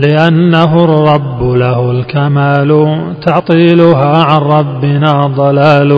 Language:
Arabic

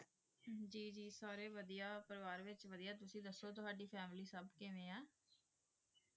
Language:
Punjabi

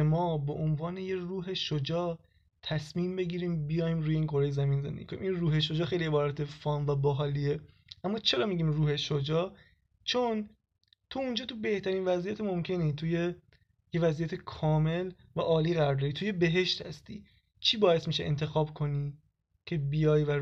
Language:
Persian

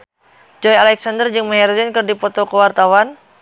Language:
Sundanese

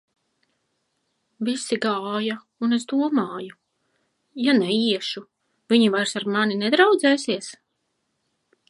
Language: Latvian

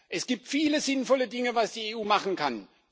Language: German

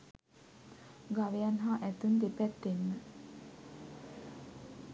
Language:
Sinhala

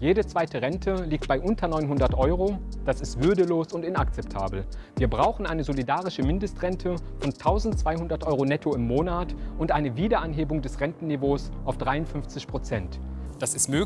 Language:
German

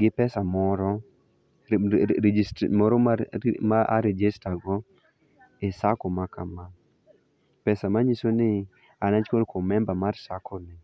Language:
Luo (Kenya and Tanzania)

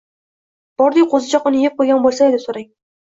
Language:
Uzbek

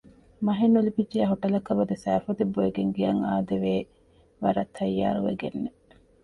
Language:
Divehi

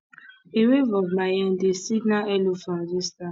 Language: Nigerian Pidgin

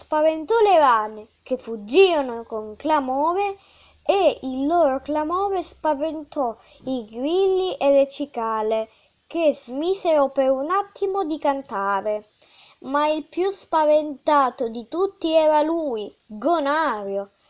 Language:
Italian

